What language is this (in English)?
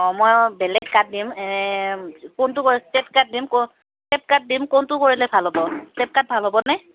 Assamese